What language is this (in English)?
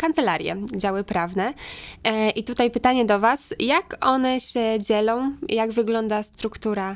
Polish